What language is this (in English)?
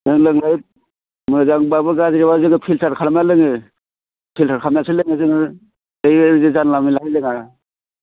Bodo